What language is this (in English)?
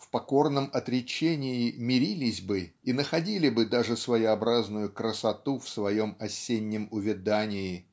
Russian